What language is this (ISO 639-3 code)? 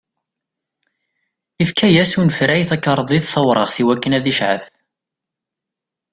kab